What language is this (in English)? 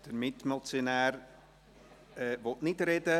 Swiss German